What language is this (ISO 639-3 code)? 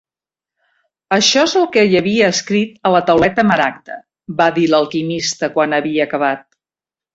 cat